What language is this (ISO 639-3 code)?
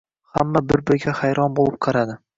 uzb